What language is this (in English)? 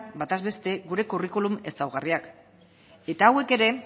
Basque